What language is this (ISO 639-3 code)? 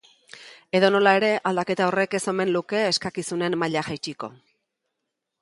eus